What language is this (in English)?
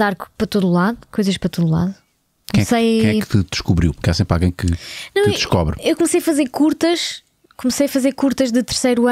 Portuguese